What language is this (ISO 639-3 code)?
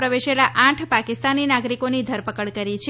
guj